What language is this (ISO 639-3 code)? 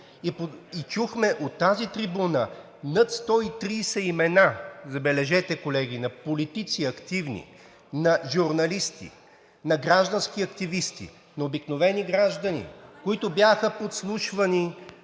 bul